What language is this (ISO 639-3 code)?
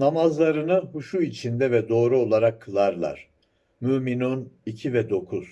tur